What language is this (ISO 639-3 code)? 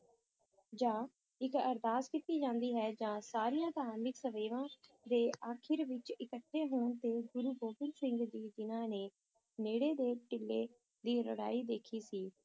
pan